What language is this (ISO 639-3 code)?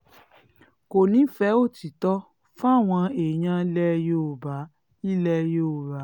yor